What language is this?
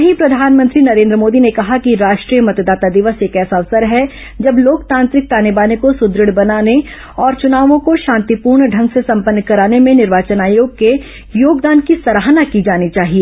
Hindi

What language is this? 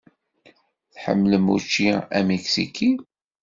Kabyle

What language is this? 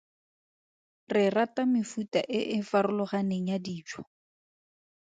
Tswana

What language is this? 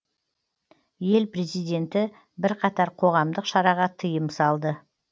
Kazakh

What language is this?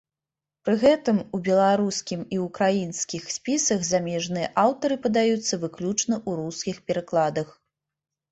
Belarusian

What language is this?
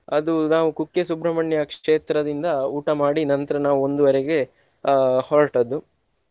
Kannada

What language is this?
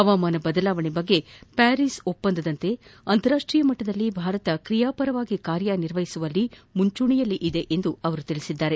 Kannada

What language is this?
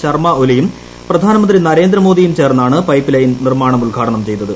Malayalam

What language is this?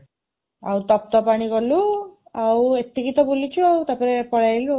Odia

